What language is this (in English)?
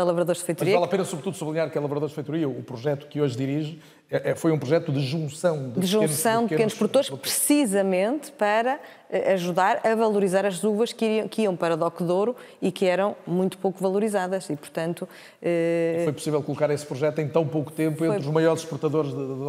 Portuguese